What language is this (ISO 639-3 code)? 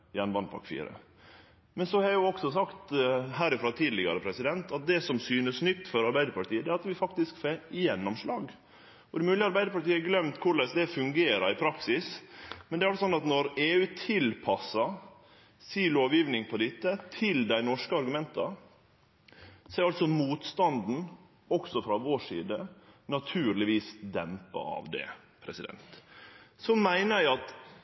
nno